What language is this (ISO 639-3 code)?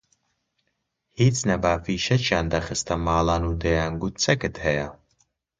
ckb